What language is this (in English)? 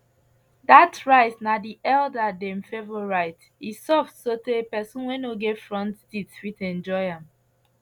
Nigerian Pidgin